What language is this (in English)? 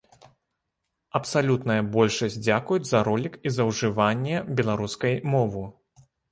Belarusian